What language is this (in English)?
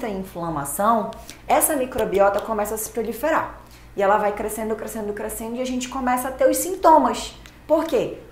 Portuguese